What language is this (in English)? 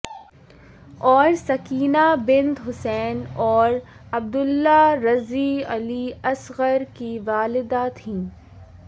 Urdu